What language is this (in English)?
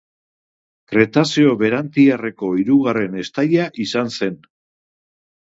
Basque